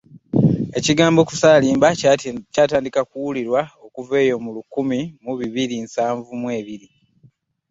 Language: Ganda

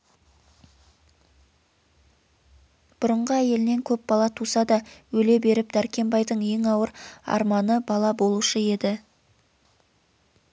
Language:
Kazakh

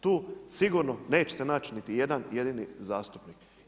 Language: Croatian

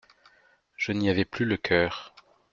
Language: French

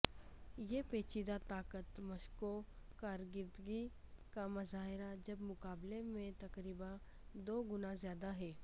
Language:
Urdu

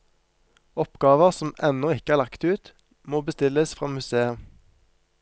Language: Norwegian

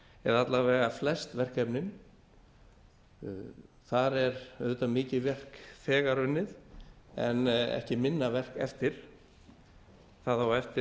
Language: Icelandic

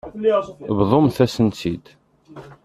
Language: Kabyle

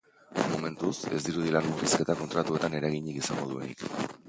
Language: Basque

